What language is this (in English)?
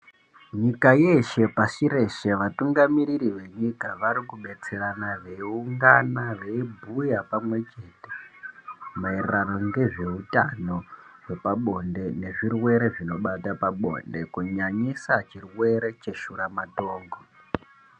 Ndau